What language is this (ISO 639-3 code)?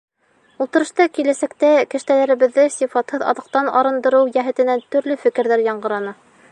bak